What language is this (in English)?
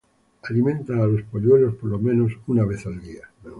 Spanish